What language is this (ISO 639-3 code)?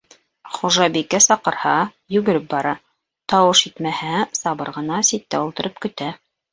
bak